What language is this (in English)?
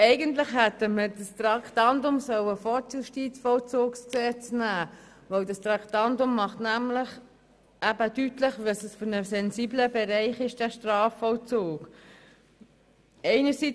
Swiss German